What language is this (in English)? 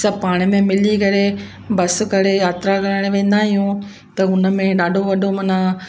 Sindhi